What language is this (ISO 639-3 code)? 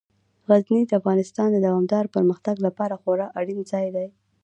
pus